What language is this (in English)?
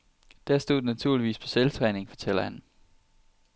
Danish